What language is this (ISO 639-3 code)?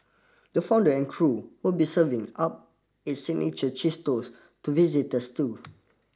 eng